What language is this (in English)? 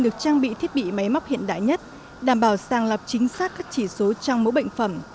Vietnamese